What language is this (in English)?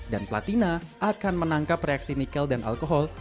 Indonesian